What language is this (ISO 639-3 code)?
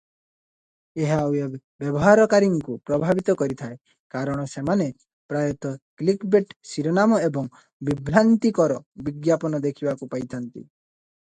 ori